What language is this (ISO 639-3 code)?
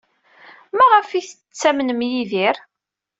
kab